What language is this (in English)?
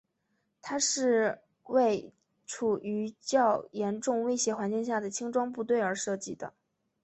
Chinese